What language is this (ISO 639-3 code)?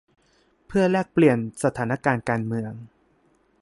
tha